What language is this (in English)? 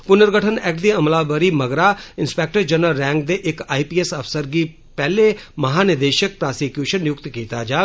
Dogri